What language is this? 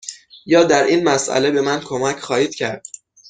Persian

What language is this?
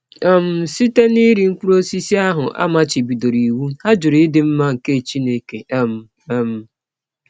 Igbo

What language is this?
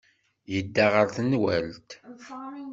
Kabyle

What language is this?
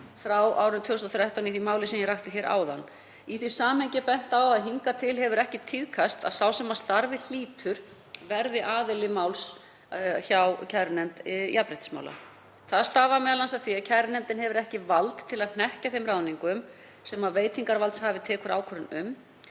Icelandic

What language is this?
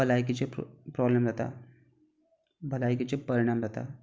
Konkani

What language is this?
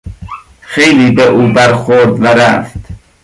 Persian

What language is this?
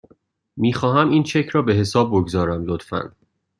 Persian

